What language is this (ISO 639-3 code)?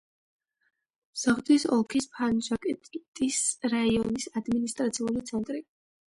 kat